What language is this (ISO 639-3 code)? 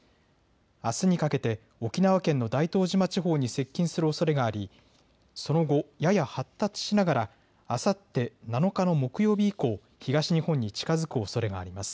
jpn